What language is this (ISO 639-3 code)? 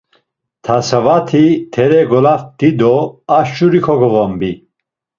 lzz